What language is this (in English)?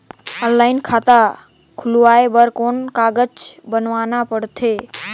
Chhattisgarhi